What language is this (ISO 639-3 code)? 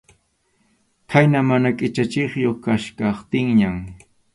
qxu